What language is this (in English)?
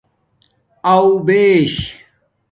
Domaaki